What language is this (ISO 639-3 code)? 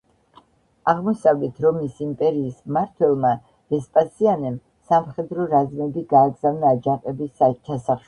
kat